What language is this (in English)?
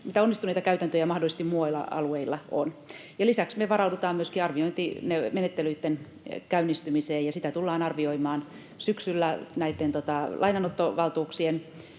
Finnish